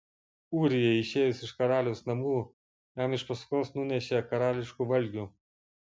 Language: Lithuanian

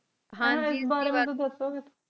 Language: Punjabi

